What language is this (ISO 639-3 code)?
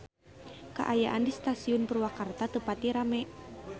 sun